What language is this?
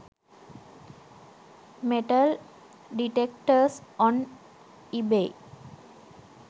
Sinhala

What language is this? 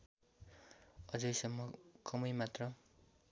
Nepali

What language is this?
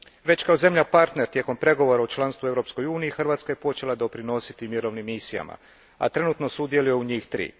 Croatian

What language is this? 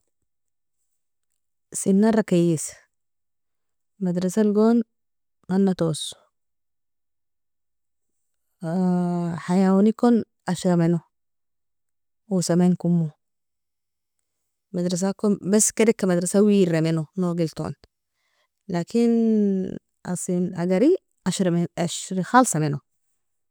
Nobiin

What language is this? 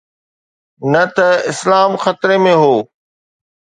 Sindhi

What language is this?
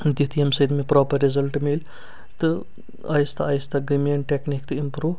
Kashmiri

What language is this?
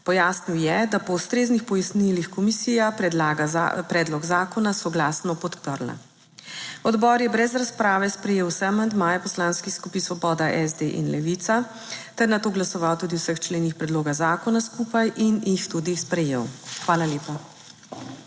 Slovenian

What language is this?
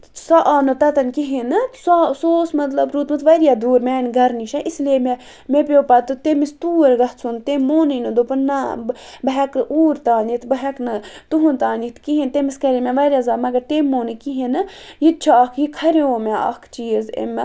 Kashmiri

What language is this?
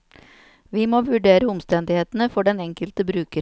Norwegian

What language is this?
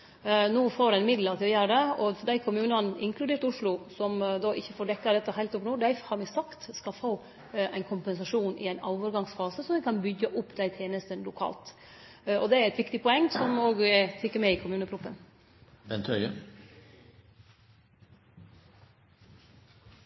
Norwegian Nynorsk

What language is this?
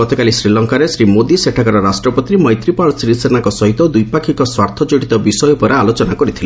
Odia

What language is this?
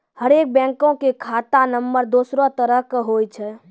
Maithili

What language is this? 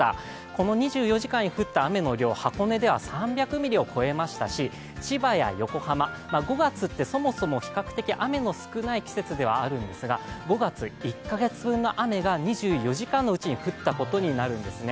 Japanese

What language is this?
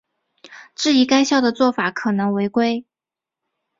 Chinese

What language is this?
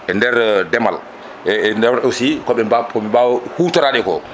Fula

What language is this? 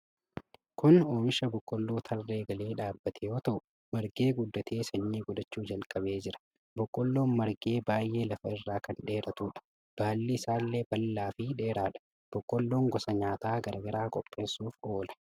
Oromo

